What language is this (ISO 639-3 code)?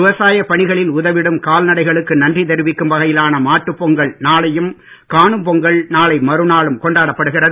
tam